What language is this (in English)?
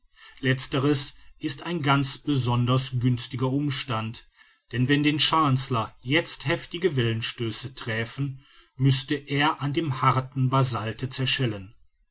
German